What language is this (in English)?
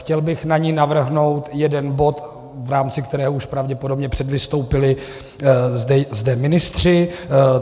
Czech